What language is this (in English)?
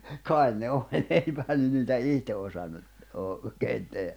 Finnish